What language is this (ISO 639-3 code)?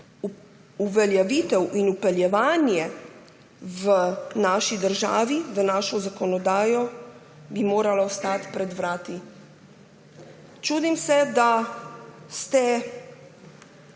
slv